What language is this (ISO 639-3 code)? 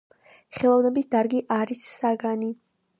kat